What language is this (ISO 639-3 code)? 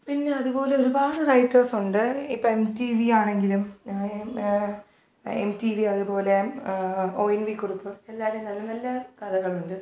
mal